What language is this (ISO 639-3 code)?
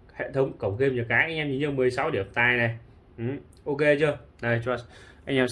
vie